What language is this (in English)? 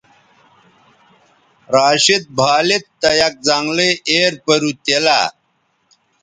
Bateri